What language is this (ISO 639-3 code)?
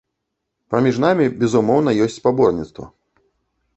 bel